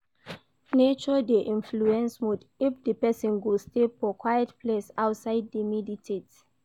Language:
Nigerian Pidgin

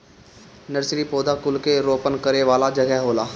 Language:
Bhojpuri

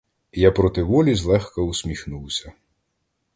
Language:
Ukrainian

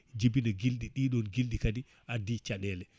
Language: Fula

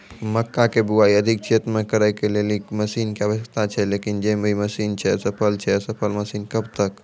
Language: Maithili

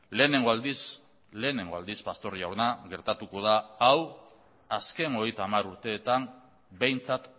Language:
Basque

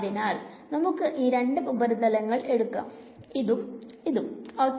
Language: Malayalam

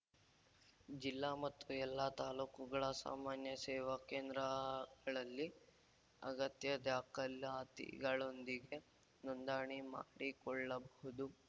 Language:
Kannada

